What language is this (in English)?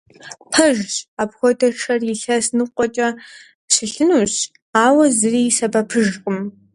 Kabardian